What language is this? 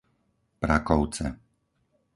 Slovak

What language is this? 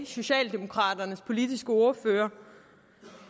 Danish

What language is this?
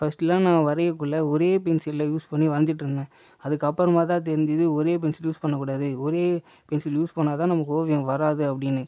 Tamil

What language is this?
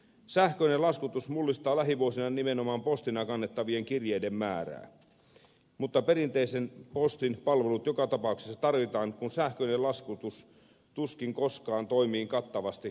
Finnish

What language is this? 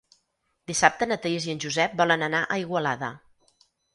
Catalan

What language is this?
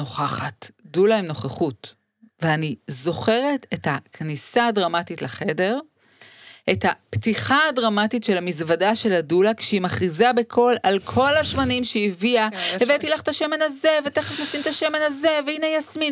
Hebrew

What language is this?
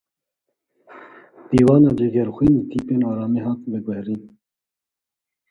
Kurdish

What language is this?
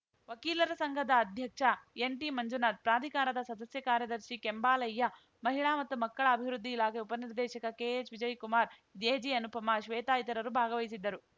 Kannada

